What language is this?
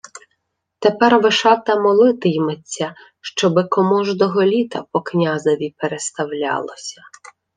Ukrainian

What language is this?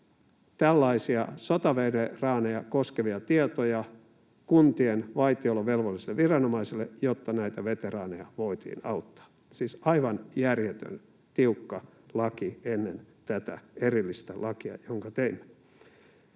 Finnish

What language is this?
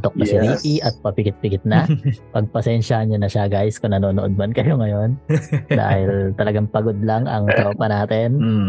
Filipino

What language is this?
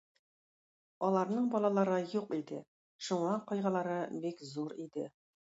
Tatar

